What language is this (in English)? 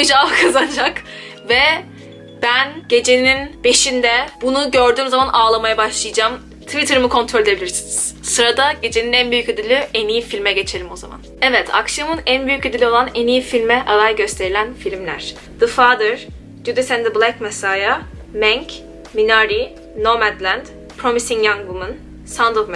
Turkish